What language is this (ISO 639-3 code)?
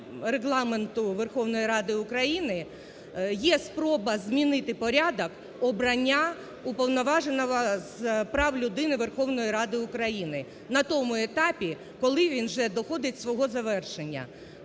ukr